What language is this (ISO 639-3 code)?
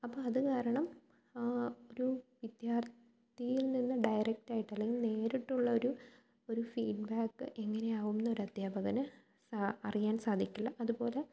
mal